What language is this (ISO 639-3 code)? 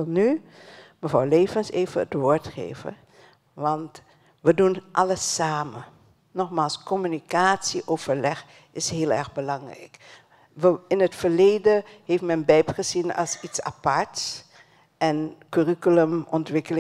nld